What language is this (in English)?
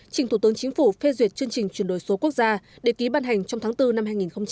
Vietnamese